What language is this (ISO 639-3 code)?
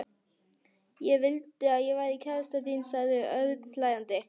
isl